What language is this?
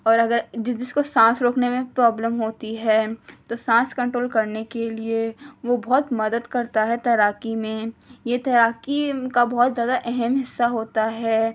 Urdu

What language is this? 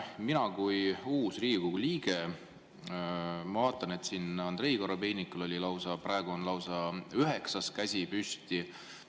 Estonian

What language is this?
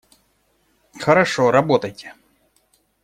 Russian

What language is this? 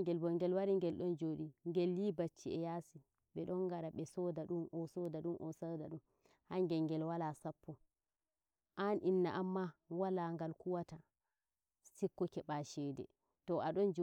Nigerian Fulfulde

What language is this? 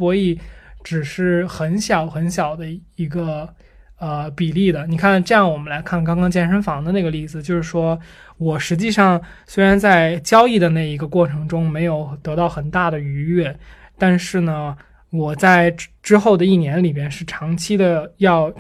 Chinese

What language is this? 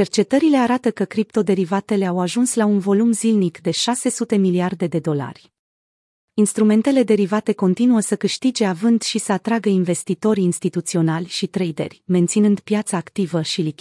Romanian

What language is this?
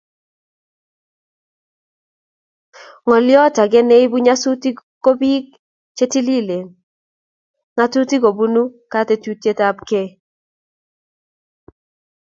Kalenjin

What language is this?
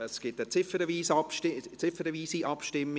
Swiss German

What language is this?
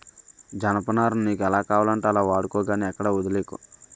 Telugu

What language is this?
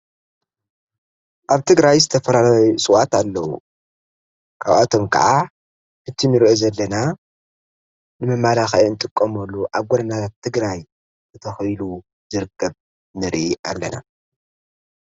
Tigrinya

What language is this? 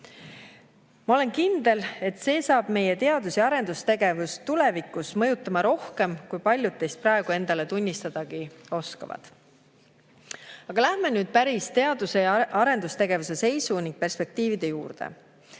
Estonian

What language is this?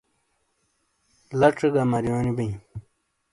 Shina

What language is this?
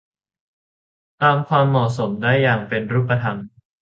Thai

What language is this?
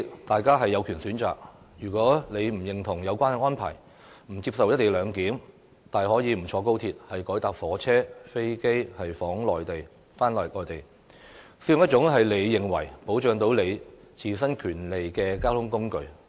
Cantonese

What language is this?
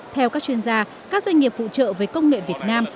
Vietnamese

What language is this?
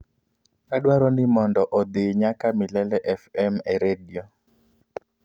Luo (Kenya and Tanzania)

